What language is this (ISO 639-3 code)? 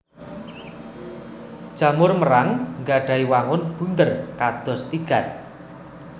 jav